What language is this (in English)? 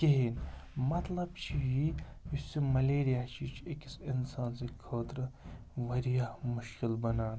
Kashmiri